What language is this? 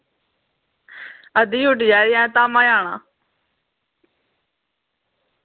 Dogri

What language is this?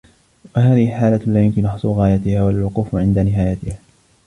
Arabic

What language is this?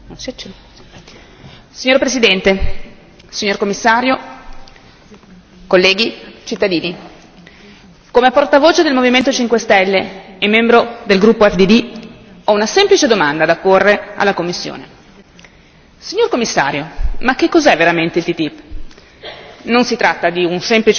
Italian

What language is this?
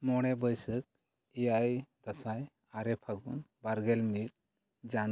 Santali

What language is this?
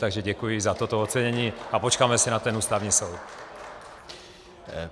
Czech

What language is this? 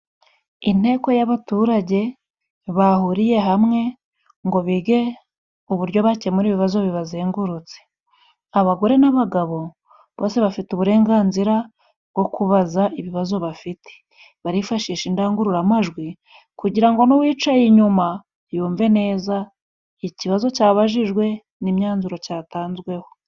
Kinyarwanda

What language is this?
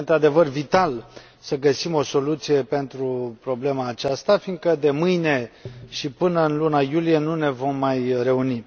Romanian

